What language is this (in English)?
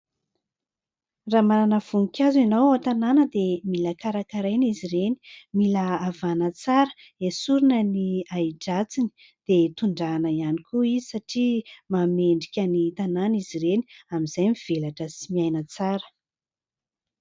Malagasy